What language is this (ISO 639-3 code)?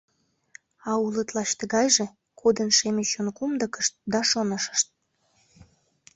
chm